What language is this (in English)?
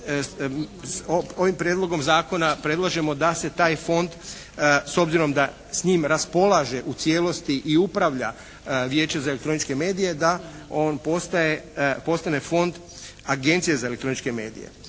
Croatian